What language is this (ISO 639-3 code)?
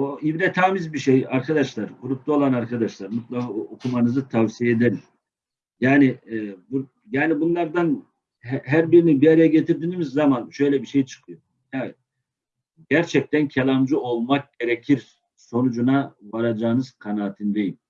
tur